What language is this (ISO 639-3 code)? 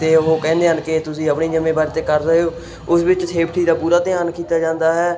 pan